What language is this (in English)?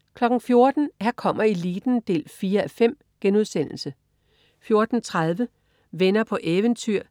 Danish